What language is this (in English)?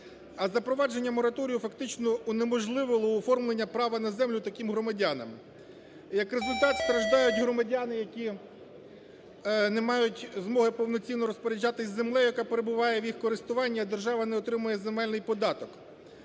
Ukrainian